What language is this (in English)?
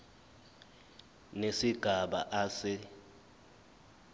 Zulu